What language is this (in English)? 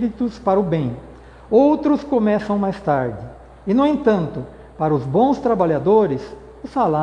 Portuguese